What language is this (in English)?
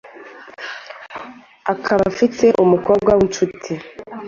Kinyarwanda